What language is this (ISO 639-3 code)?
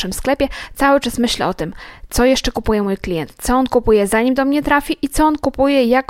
pol